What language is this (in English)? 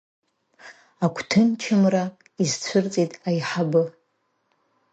Abkhazian